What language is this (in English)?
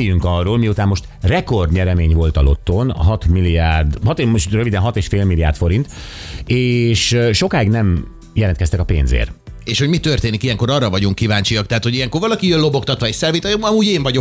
Hungarian